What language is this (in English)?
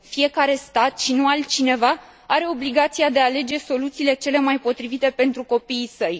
Romanian